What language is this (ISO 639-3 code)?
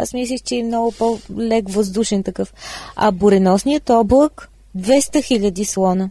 bul